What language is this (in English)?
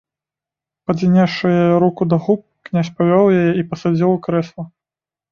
Belarusian